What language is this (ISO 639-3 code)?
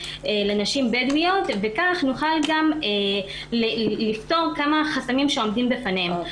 heb